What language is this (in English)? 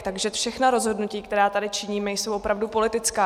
Czech